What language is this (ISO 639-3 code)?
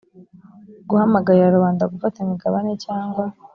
kin